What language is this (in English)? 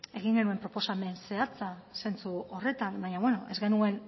Basque